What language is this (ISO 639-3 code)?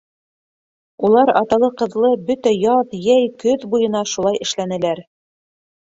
bak